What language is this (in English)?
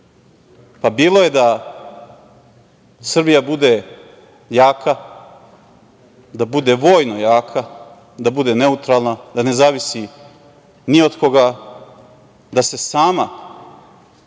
Serbian